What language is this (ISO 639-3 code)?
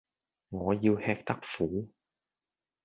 yue